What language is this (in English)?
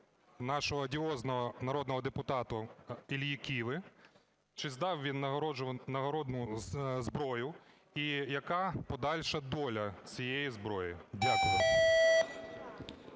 Ukrainian